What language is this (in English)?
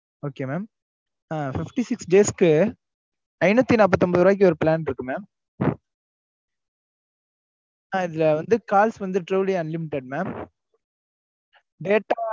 Tamil